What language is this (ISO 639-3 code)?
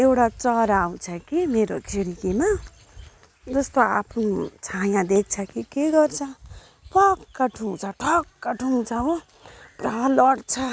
nep